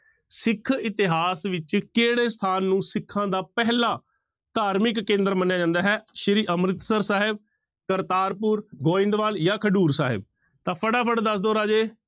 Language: Punjabi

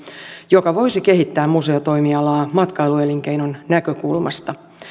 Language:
Finnish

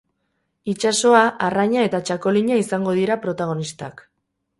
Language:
Basque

